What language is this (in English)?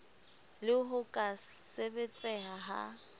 Southern Sotho